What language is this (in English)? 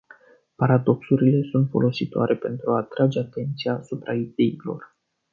Romanian